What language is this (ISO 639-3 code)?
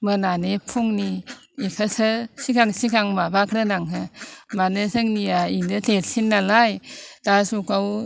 brx